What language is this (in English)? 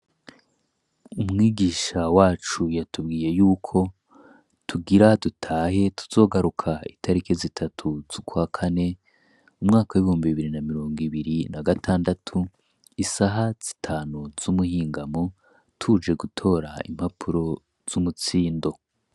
Rundi